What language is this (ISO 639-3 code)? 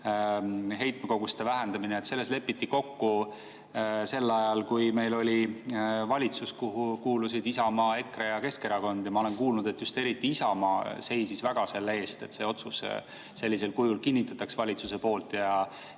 est